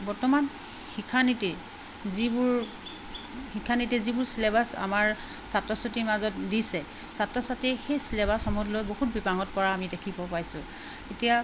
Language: Assamese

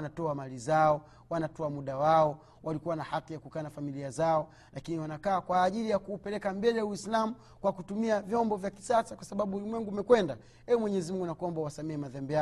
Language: Swahili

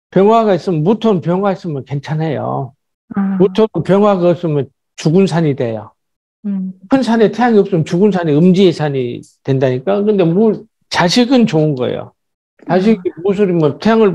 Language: Korean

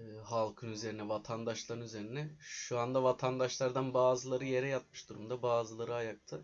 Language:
Turkish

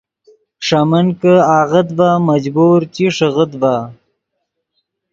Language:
Yidgha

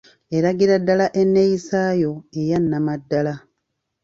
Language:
Ganda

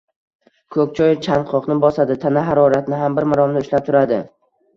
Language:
Uzbek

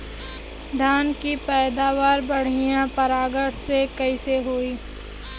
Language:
Bhojpuri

